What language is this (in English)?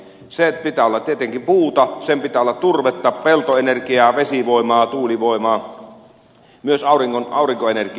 Finnish